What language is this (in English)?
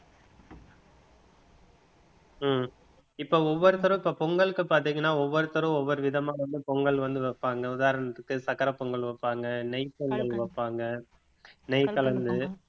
Tamil